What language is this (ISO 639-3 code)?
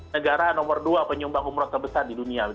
ind